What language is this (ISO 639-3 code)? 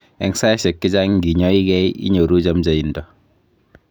kln